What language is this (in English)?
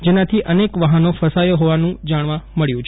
Gujarati